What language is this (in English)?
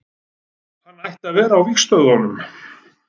Icelandic